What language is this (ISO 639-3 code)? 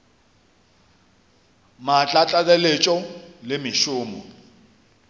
nso